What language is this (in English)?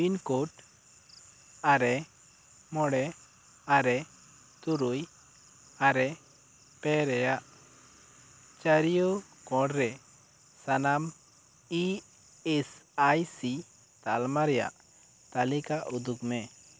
Santali